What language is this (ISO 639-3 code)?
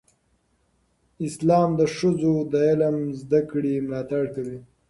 pus